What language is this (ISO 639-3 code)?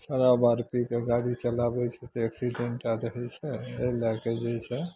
mai